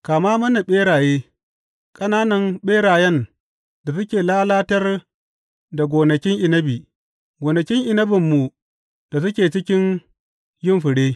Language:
Hausa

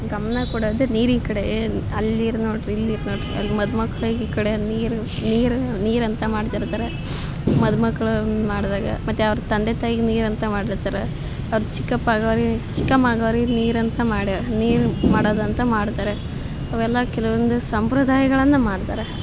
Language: Kannada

